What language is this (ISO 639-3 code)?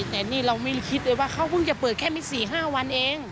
tha